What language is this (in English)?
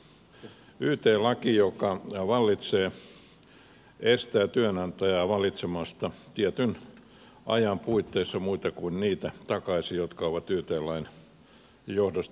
Finnish